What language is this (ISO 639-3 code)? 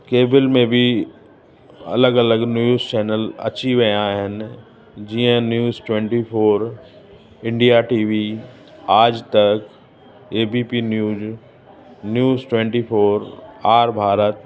snd